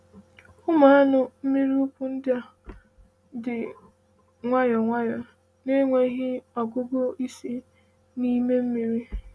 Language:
Igbo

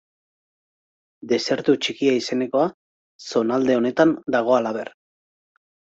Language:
Basque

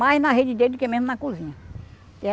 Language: Portuguese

